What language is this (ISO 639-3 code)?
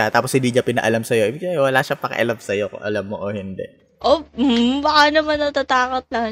fil